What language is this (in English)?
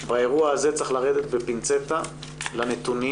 Hebrew